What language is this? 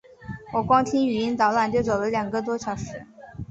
Chinese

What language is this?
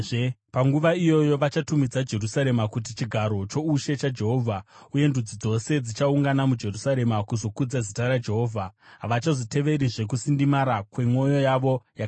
Shona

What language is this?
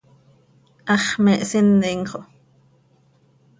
Seri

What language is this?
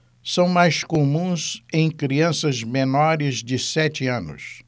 Portuguese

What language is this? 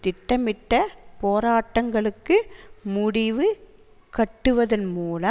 Tamil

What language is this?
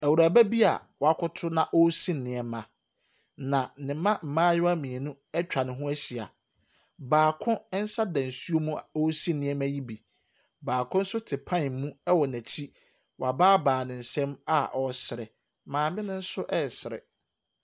Akan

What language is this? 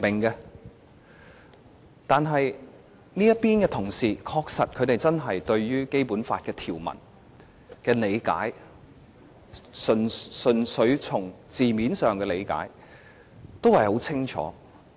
Cantonese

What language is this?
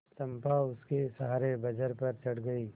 Hindi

